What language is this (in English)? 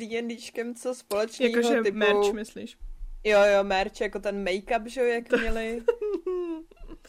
Czech